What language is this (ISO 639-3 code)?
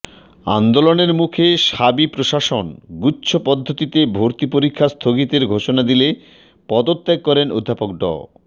ben